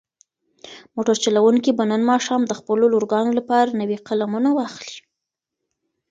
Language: Pashto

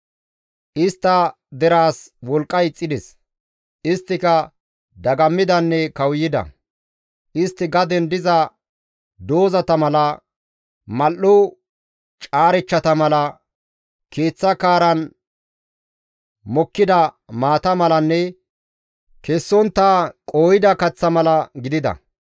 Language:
Gamo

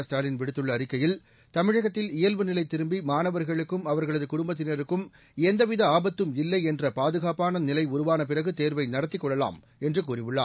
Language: Tamil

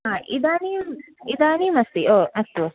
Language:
Sanskrit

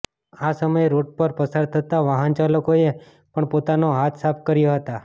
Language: Gujarati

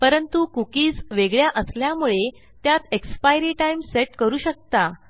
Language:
Marathi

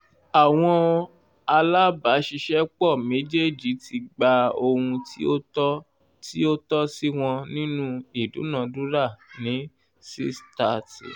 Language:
Yoruba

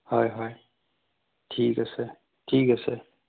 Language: Assamese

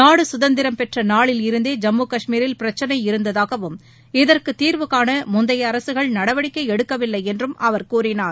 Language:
Tamil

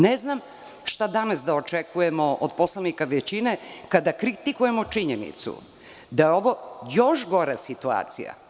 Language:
Serbian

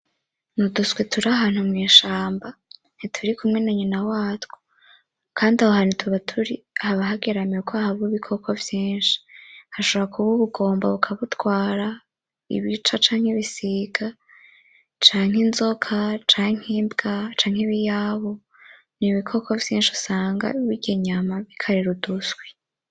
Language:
Rundi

